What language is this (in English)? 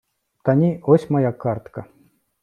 Ukrainian